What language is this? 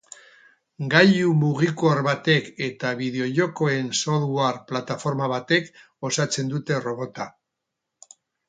Basque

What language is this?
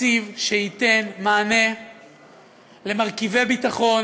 Hebrew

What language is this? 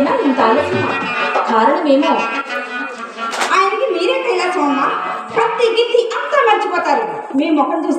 Telugu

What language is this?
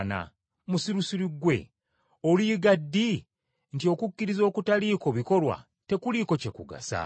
Ganda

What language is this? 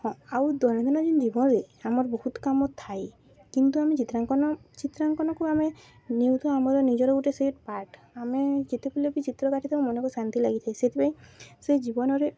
Odia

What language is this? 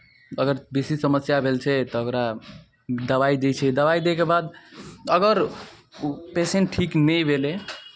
Maithili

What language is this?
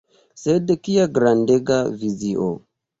Esperanto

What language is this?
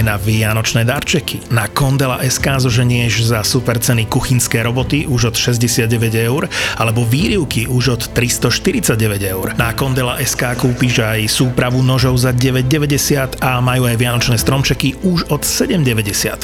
Slovak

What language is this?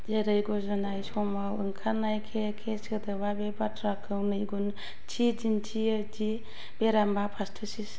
Bodo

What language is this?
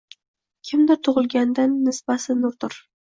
Uzbek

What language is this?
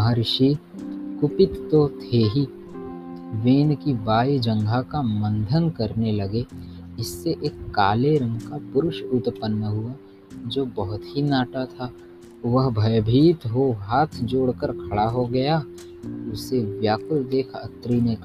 Hindi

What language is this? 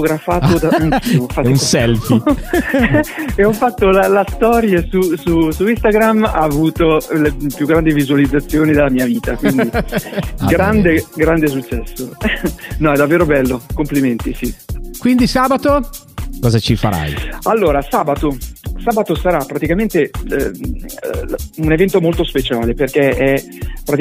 Italian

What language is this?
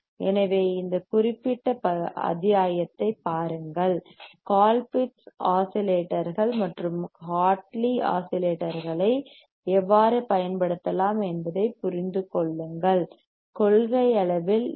Tamil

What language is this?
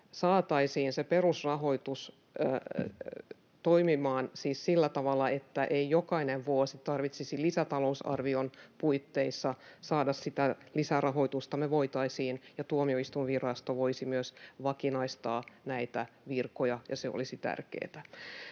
Finnish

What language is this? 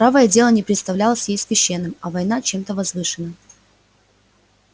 Russian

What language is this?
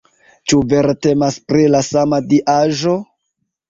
Esperanto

